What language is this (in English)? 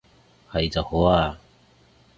Cantonese